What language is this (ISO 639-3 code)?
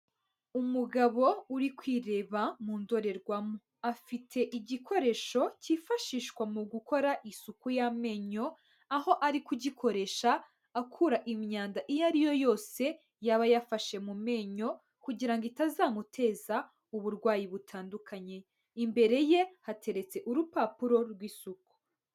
kin